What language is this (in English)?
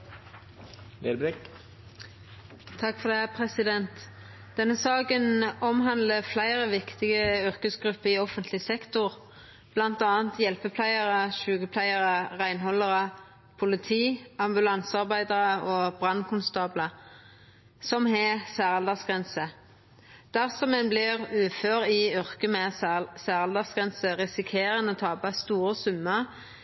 Norwegian Nynorsk